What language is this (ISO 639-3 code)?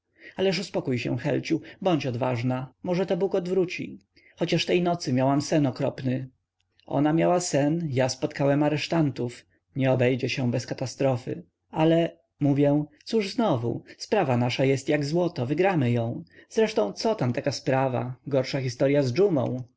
pol